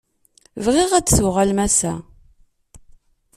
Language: Kabyle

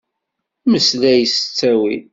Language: Kabyle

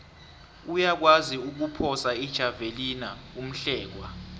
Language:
South Ndebele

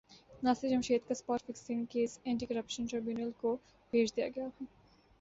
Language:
Urdu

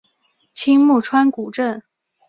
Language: Chinese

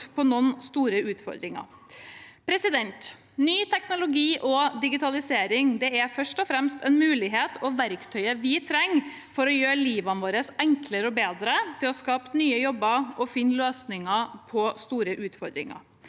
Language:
Norwegian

